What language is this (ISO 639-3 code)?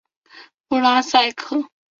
zho